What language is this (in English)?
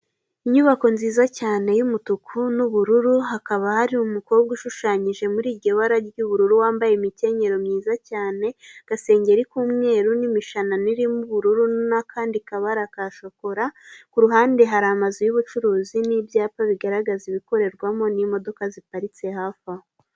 Kinyarwanda